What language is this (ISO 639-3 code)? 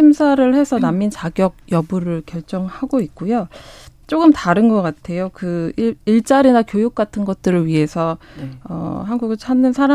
kor